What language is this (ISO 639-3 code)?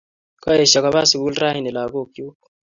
kln